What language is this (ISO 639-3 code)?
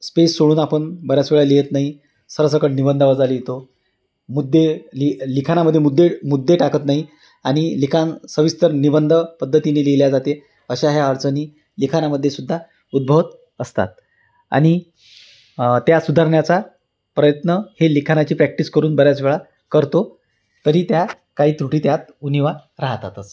mar